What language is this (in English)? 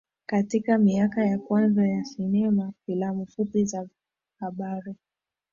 Swahili